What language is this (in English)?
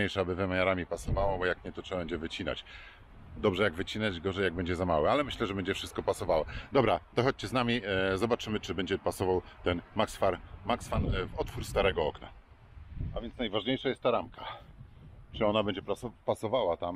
Polish